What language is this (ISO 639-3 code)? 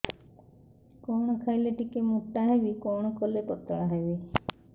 ori